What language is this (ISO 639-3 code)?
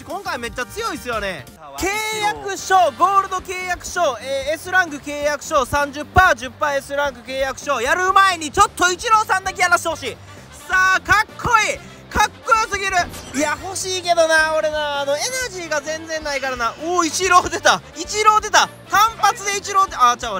jpn